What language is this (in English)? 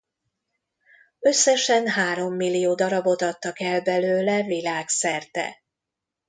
Hungarian